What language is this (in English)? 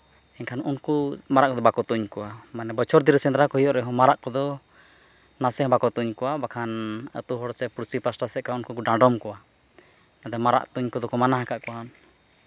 Santali